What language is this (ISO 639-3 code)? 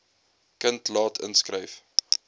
afr